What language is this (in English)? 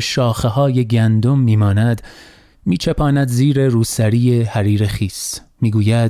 Persian